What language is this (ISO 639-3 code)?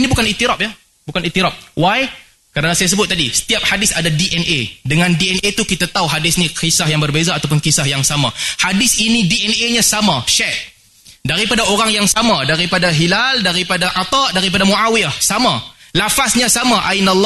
msa